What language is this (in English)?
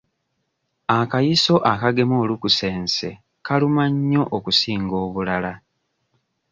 Ganda